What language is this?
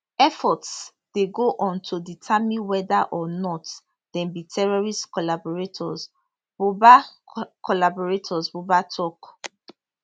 Nigerian Pidgin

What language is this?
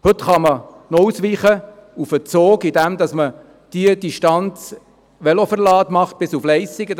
Swiss German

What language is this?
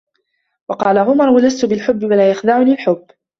Arabic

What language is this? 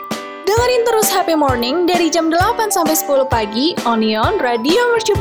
Indonesian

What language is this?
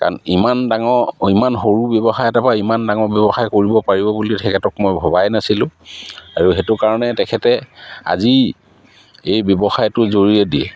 Assamese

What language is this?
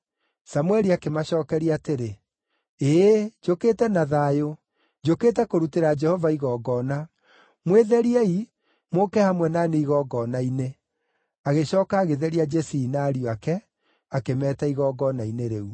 Kikuyu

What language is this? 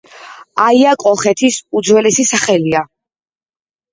Georgian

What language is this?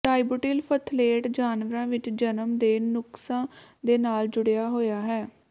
Punjabi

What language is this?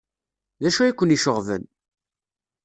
Kabyle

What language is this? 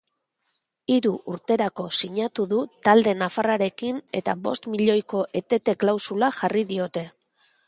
Basque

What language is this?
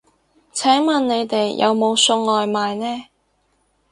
Cantonese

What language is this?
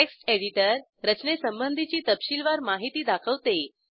Marathi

